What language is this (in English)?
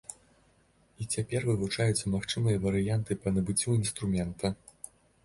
Belarusian